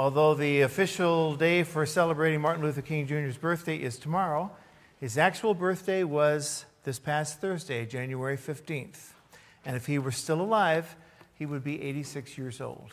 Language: English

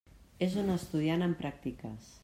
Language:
Catalan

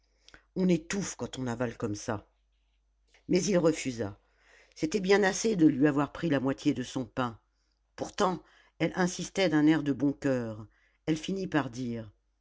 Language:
French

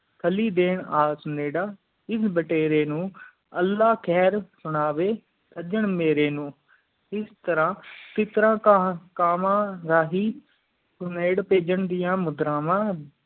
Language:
Punjabi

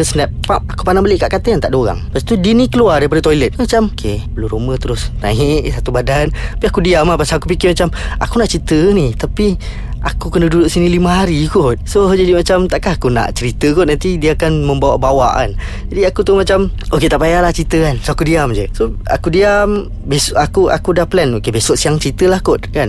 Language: Malay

